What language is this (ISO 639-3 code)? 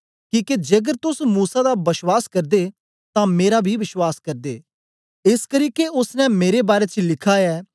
doi